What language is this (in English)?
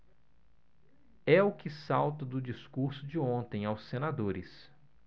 Portuguese